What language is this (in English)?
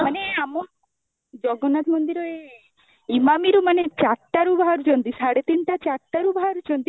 Odia